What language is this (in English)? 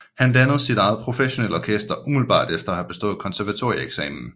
Danish